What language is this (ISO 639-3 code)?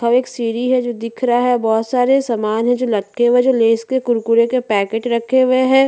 hin